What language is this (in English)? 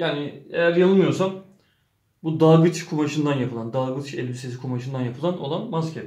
Turkish